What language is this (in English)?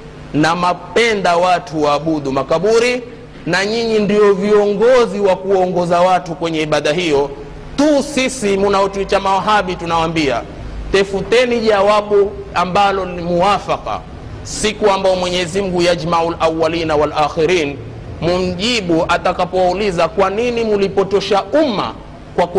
Swahili